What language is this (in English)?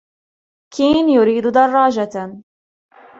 Arabic